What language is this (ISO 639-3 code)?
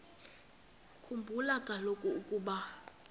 xho